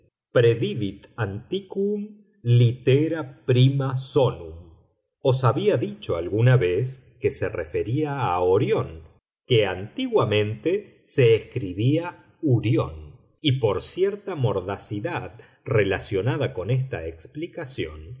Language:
Spanish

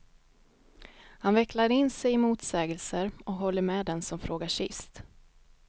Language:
Swedish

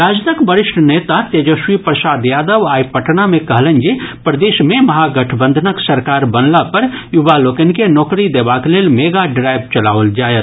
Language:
Maithili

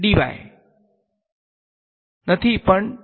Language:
Gujarati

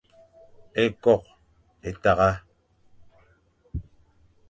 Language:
Fang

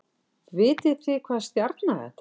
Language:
Icelandic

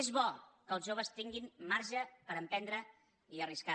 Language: Catalan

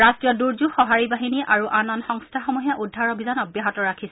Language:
Assamese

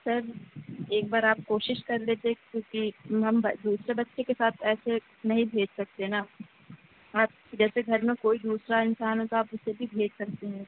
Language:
Urdu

